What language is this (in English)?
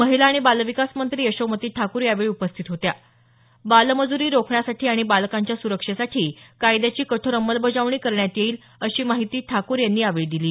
Marathi